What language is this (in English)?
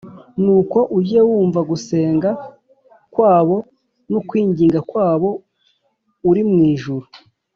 Kinyarwanda